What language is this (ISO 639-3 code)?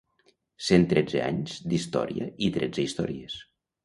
cat